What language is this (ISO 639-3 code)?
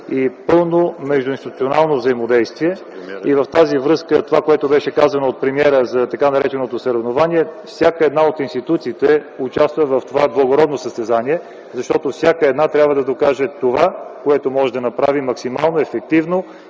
bul